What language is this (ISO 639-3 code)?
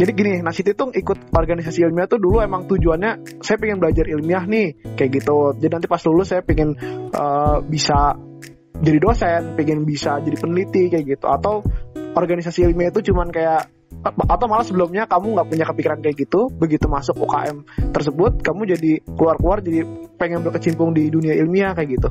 ind